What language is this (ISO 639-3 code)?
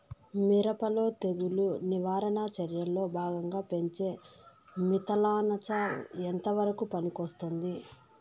tel